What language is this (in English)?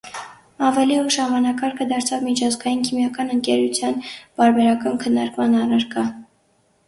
Armenian